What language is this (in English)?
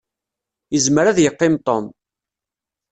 Kabyle